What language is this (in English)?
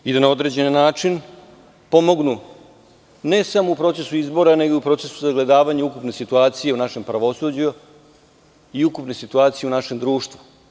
Serbian